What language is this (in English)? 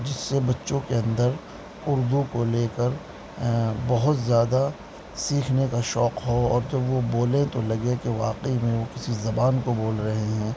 Urdu